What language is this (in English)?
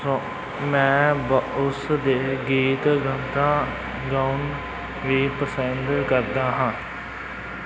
Punjabi